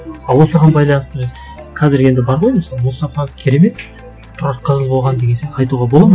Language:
Kazakh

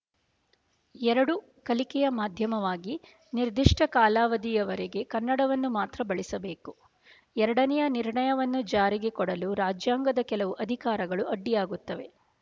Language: Kannada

